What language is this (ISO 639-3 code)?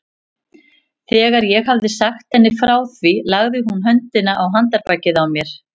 isl